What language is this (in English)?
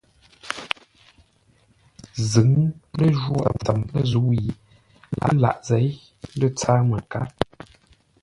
Ngombale